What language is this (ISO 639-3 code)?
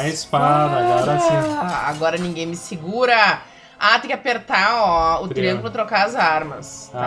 por